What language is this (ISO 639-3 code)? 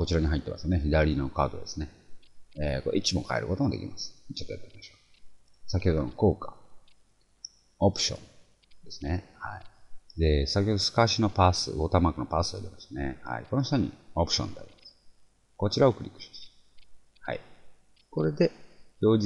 jpn